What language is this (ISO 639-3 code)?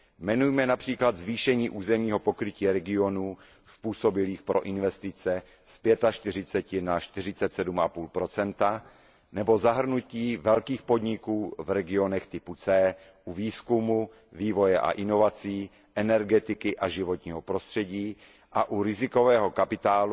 ces